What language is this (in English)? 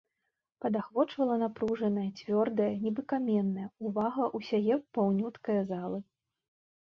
Belarusian